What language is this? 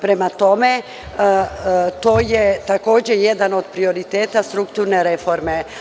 Serbian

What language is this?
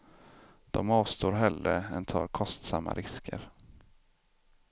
Swedish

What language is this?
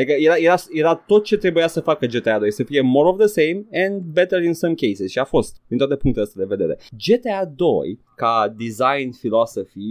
Romanian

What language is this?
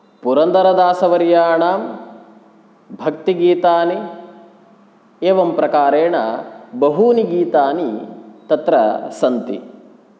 Sanskrit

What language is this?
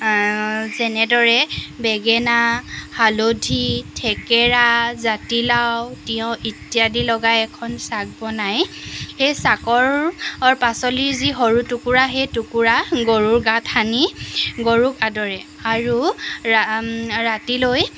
Assamese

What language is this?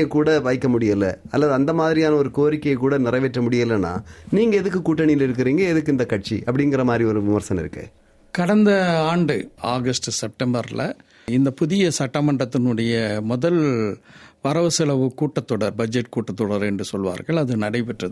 Tamil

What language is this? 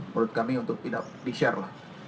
Indonesian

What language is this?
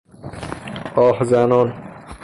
Persian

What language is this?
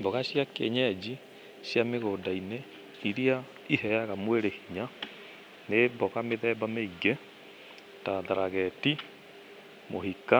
Kikuyu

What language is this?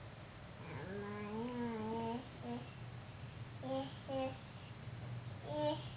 Indonesian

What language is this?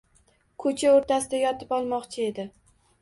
Uzbek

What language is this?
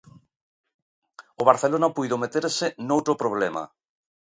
Galician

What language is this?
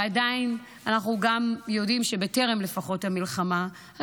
Hebrew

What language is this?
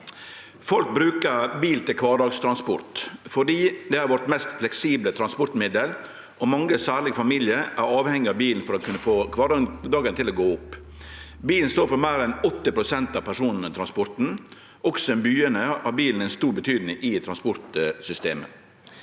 Norwegian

